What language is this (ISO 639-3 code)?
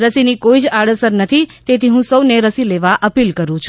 guj